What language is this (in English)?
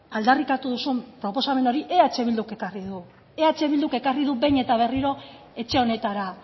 Basque